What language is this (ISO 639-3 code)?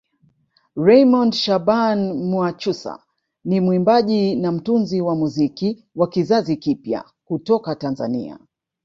swa